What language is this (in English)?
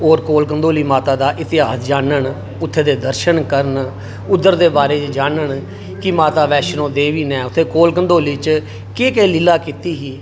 Dogri